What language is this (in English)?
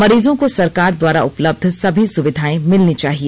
Hindi